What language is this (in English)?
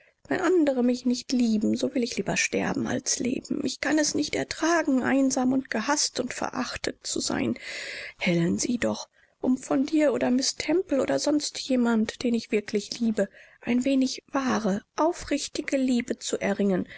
German